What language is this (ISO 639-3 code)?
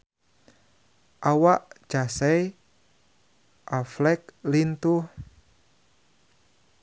sun